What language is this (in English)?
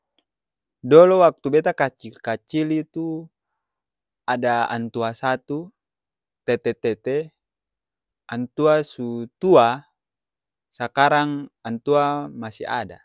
Ambonese Malay